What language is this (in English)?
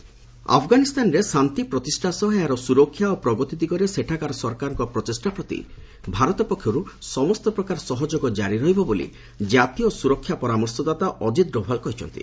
Odia